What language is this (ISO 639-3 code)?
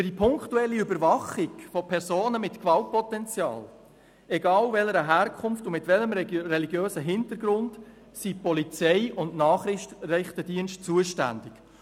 gsw